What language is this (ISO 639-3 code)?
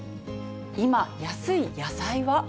jpn